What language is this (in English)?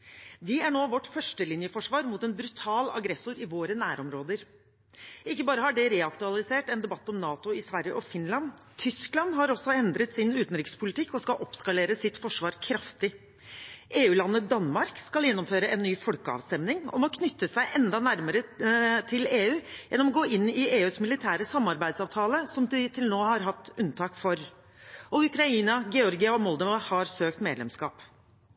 Norwegian Bokmål